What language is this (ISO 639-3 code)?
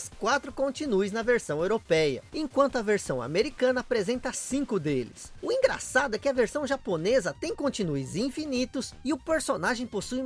por